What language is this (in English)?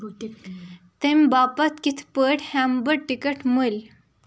Kashmiri